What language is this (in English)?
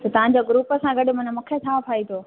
Sindhi